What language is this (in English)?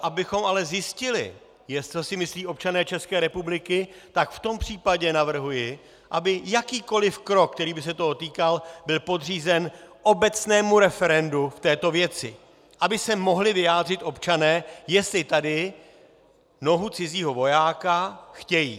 Czech